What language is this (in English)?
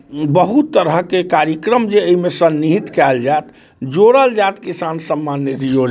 Maithili